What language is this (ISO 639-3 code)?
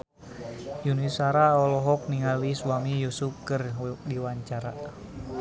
sun